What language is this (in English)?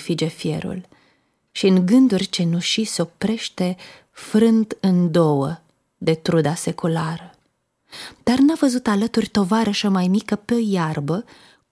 Romanian